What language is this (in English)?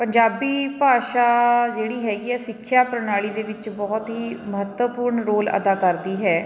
Punjabi